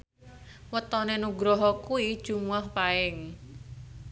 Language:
Javanese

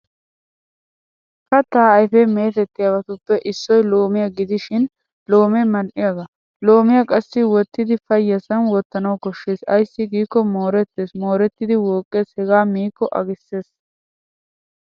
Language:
Wolaytta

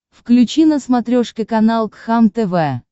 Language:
Russian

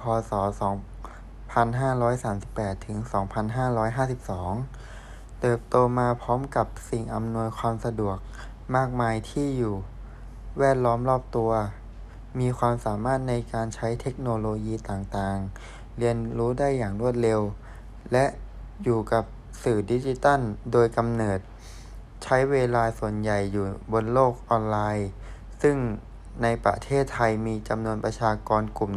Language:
Thai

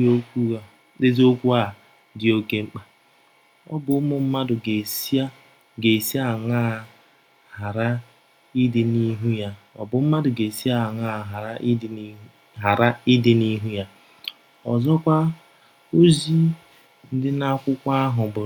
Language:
Igbo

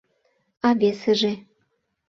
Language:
Mari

